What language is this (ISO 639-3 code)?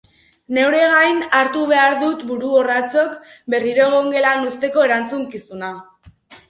eus